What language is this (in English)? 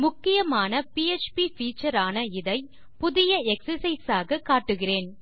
Tamil